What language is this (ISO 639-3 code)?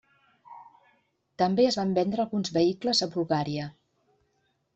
cat